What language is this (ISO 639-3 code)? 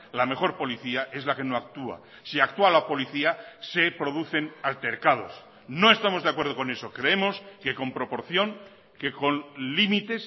spa